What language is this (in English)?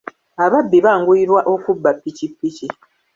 Ganda